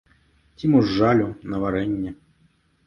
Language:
Belarusian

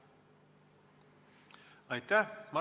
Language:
Estonian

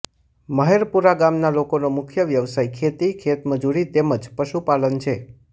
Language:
Gujarati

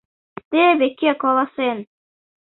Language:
Mari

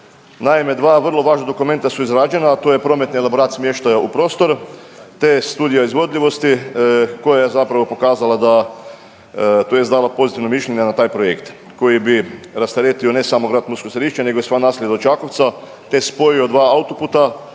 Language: Croatian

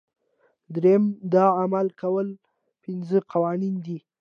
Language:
Pashto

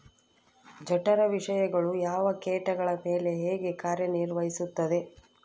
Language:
Kannada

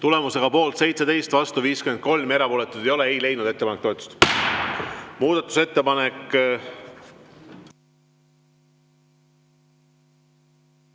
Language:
Estonian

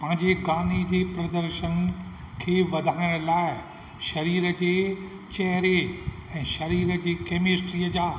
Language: Sindhi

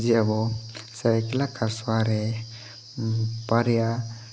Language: Santali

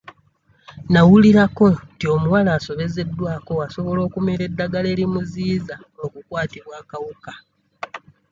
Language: Ganda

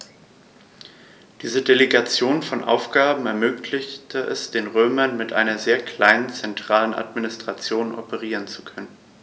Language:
German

